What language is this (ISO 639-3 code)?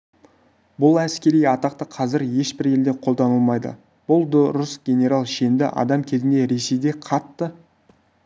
kaz